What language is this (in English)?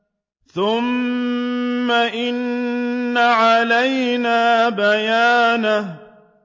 Arabic